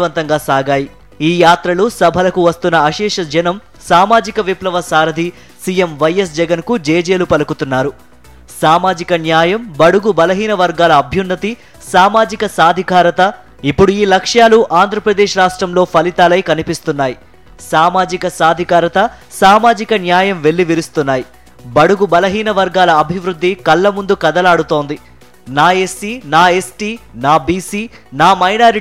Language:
Telugu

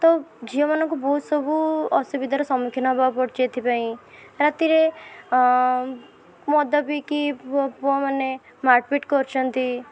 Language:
Odia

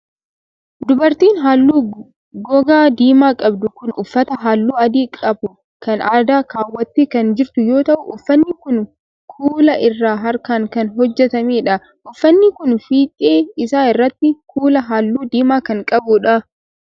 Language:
Oromo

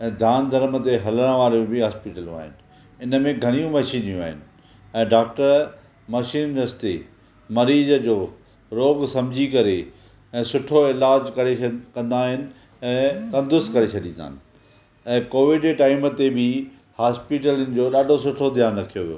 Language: Sindhi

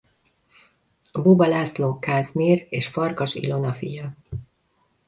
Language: Hungarian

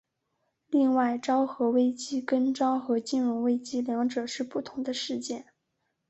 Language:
Chinese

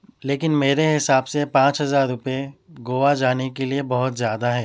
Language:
Urdu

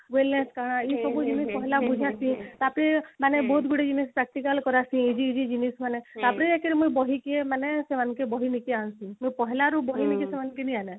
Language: Odia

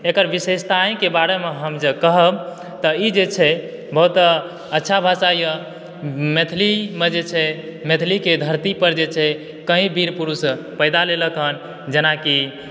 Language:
Maithili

